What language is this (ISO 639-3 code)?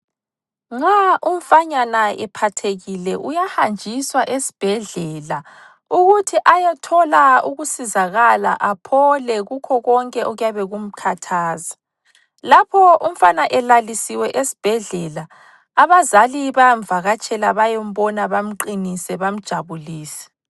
nde